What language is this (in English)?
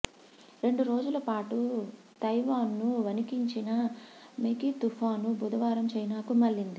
Telugu